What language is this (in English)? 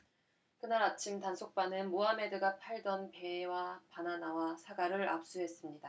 Korean